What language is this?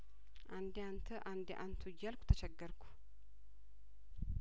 Amharic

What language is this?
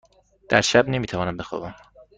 Persian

